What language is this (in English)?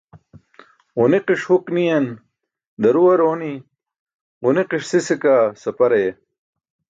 Burushaski